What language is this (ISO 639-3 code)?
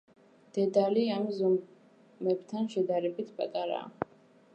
kat